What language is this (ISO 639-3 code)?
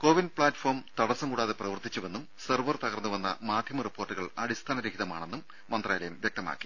mal